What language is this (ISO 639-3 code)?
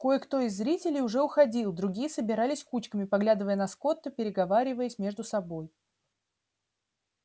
rus